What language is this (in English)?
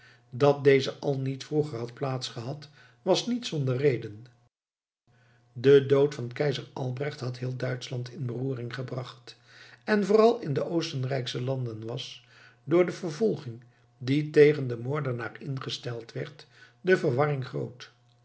Dutch